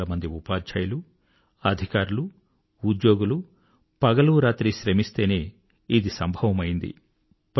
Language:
Telugu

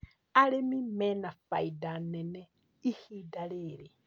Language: Kikuyu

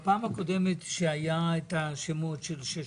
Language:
Hebrew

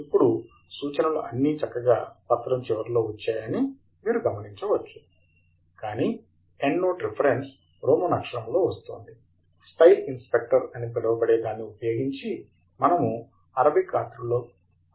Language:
Telugu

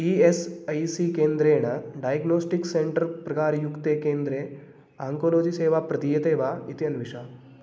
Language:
Sanskrit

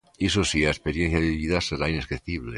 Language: Galician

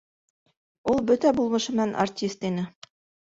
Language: Bashkir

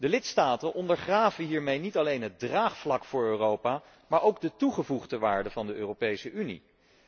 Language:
Dutch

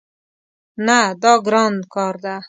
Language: Pashto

